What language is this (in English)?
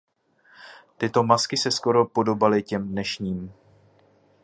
Czech